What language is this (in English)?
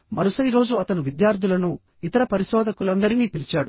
Telugu